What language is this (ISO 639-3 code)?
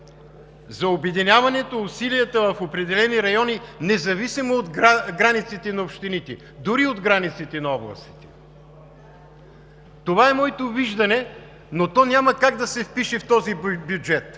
bul